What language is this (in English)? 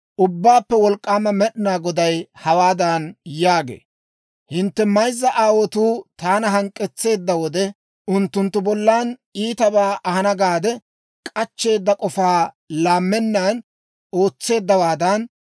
Dawro